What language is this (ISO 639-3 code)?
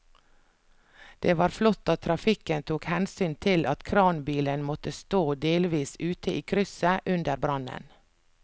nor